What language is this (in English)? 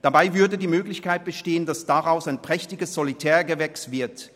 Swiss German